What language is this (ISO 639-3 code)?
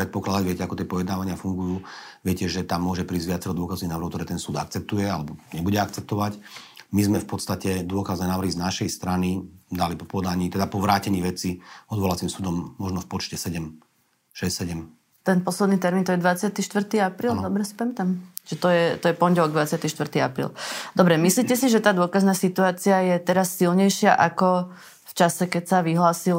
slk